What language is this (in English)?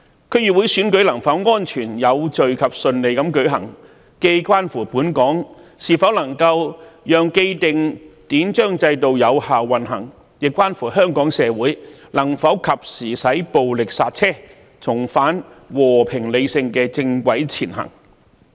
Cantonese